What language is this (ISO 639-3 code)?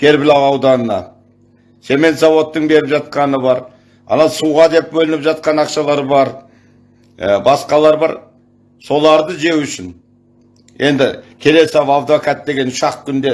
tur